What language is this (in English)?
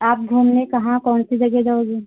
Hindi